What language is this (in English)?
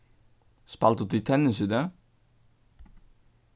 Faroese